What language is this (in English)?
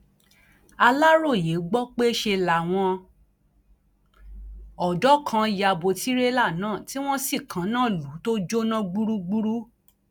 Yoruba